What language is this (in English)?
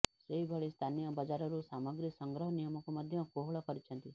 Odia